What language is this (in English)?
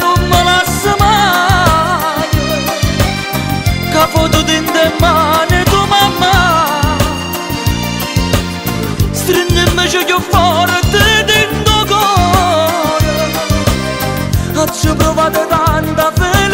Romanian